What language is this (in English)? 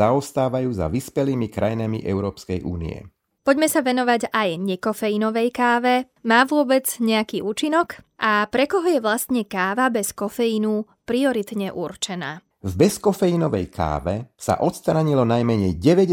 Slovak